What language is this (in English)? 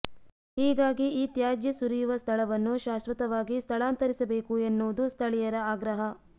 Kannada